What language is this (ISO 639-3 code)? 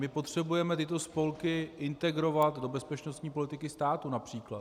ces